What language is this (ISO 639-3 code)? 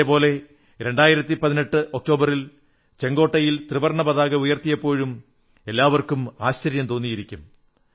mal